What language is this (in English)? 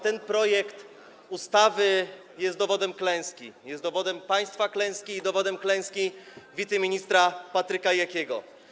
Polish